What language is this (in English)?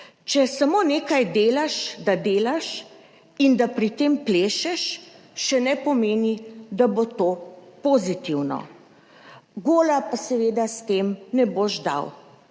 Slovenian